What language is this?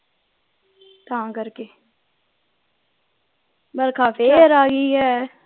Punjabi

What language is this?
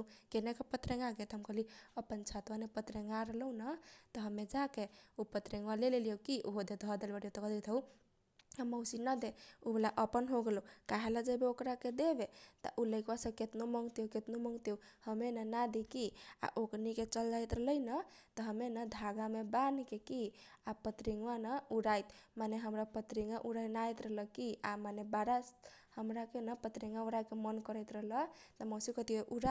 Kochila Tharu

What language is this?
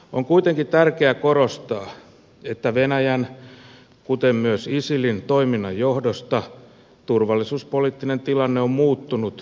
Finnish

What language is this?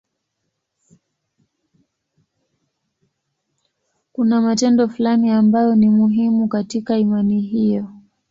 Swahili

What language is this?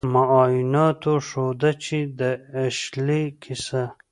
Pashto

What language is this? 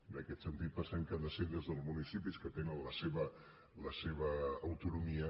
Catalan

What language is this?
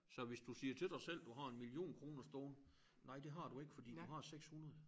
Danish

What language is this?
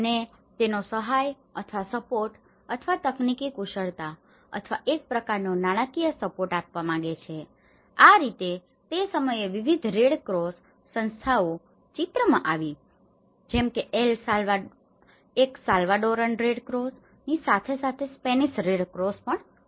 Gujarati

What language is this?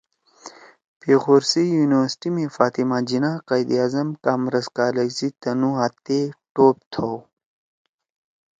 Torwali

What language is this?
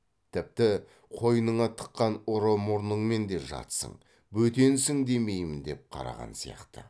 Kazakh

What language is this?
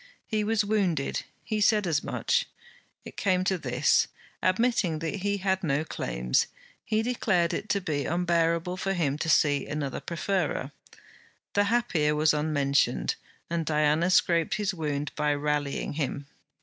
English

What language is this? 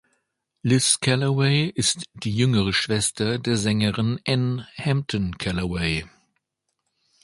German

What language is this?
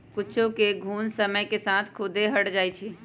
Magahi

